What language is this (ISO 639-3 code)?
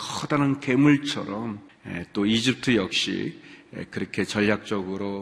kor